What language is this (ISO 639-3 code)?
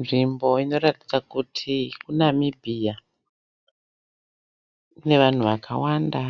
sna